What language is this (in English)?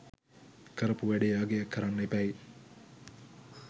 Sinhala